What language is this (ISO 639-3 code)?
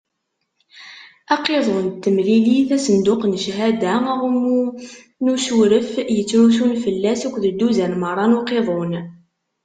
kab